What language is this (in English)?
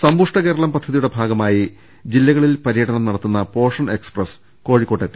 Malayalam